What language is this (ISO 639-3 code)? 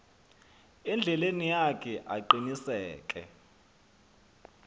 xho